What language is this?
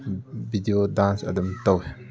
Manipuri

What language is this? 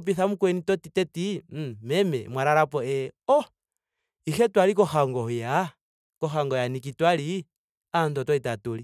Ndonga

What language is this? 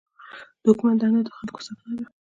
Pashto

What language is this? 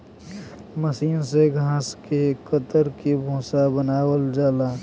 Bhojpuri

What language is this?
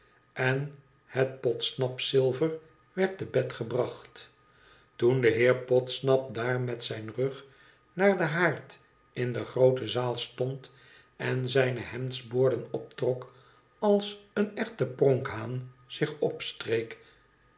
Dutch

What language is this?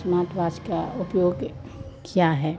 Hindi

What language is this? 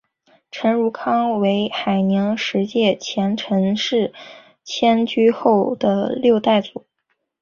Chinese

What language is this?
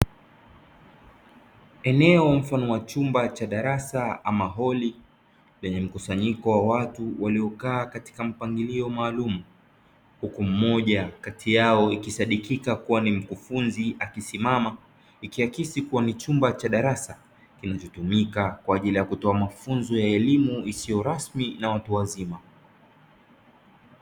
Swahili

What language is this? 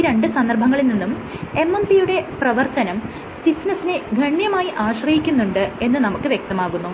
Malayalam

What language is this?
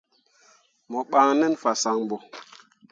Mundang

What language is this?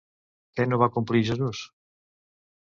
Catalan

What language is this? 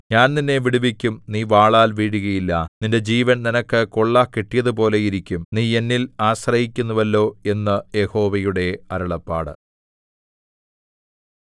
Malayalam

